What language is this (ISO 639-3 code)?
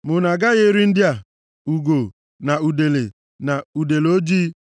ibo